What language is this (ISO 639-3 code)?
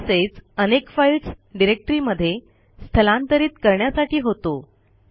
mar